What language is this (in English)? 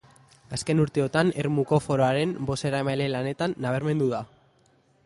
Basque